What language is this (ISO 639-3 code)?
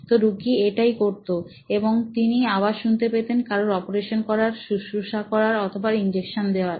ben